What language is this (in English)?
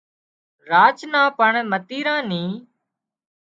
Wadiyara Koli